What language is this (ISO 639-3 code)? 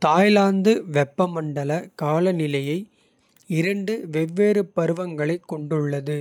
kfe